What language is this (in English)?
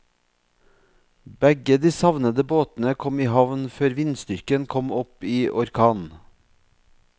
Norwegian